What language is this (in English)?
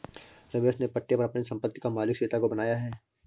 Hindi